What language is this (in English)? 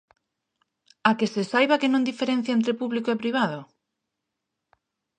Galician